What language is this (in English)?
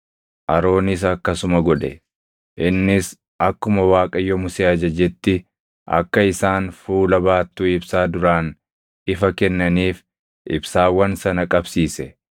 Oromo